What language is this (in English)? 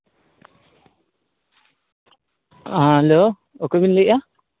Santali